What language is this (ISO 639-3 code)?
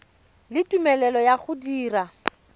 tsn